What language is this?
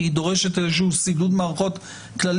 Hebrew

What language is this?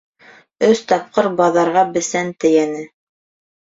Bashkir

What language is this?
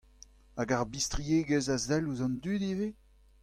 Breton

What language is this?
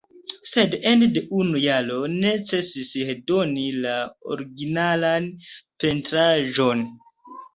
Esperanto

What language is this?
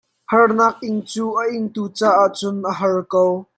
Hakha Chin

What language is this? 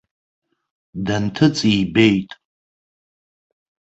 Abkhazian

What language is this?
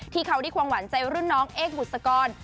Thai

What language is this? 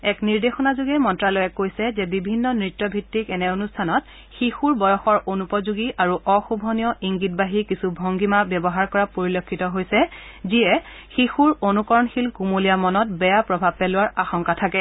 Assamese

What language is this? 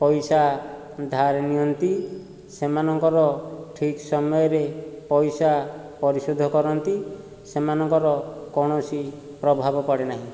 Odia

